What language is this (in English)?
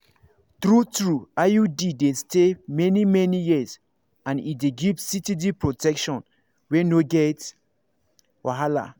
Nigerian Pidgin